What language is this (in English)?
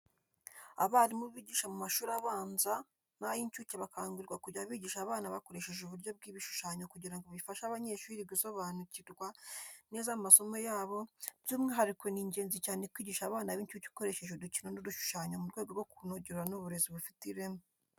Kinyarwanda